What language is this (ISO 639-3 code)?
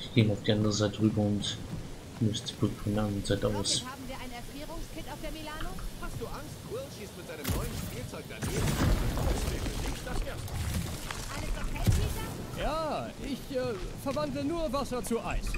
deu